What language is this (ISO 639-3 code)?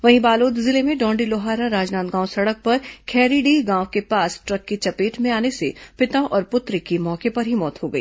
hin